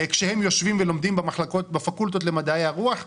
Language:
Hebrew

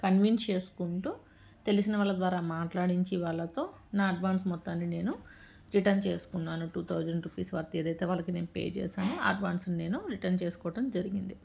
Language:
Telugu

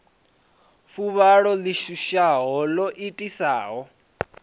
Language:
Venda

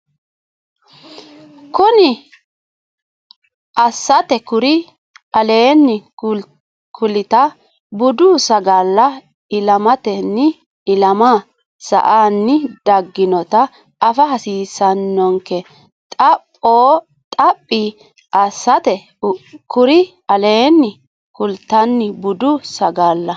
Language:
Sidamo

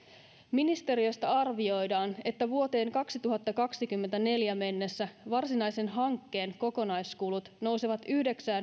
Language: Finnish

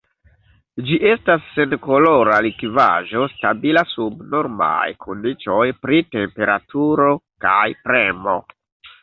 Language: Esperanto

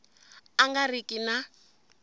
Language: Tsonga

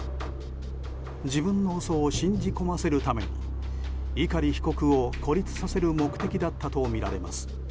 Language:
Japanese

